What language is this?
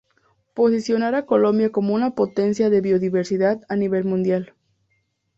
Spanish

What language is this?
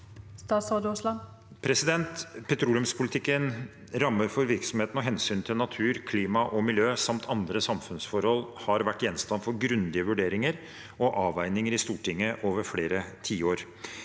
Norwegian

